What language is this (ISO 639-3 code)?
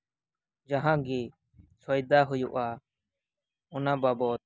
sat